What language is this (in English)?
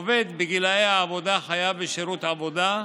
Hebrew